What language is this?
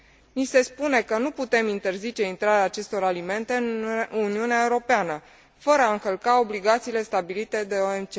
Romanian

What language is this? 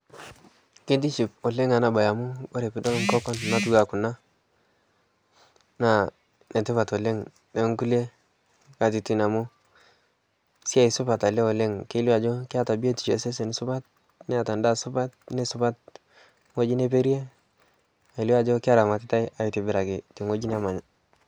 Masai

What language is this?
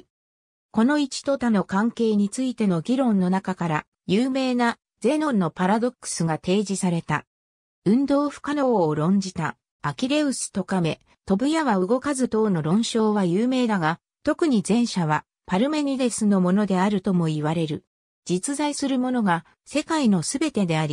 Japanese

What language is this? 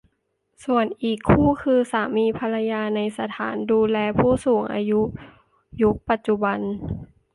Thai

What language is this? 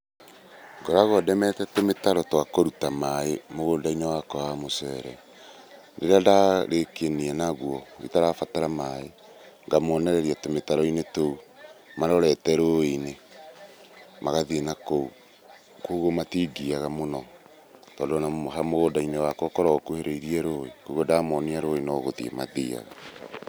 Kikuyu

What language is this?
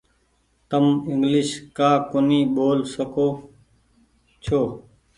Goaria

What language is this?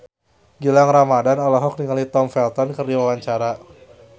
Sundanese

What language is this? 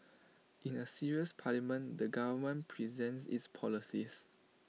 English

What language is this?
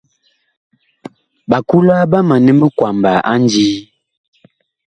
Bakoko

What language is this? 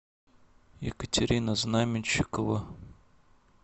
Russian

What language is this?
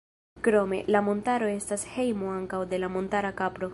Esperanto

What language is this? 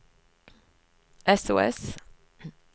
Norwegian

